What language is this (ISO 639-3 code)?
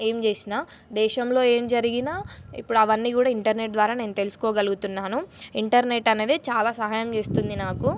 tel